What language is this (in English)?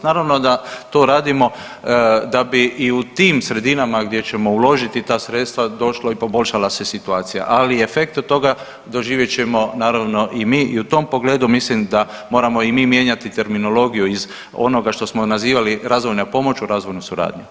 Croatian